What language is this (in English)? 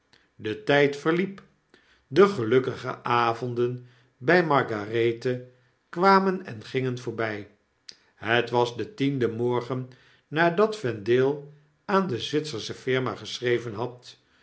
Dutch